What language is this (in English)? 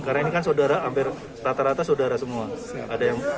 Indonesian